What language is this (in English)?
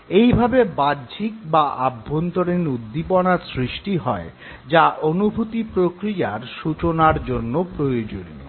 Bangla